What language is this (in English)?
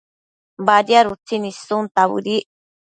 Matsés